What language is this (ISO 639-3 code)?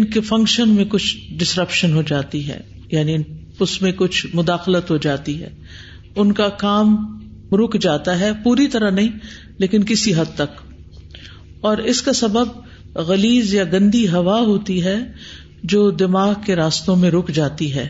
urd